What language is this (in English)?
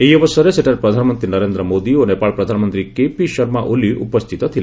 Odia